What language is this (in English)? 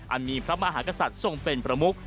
Thai